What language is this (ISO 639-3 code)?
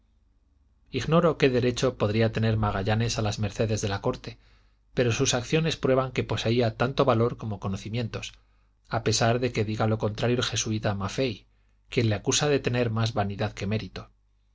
spa